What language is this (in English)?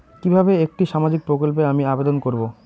Bangla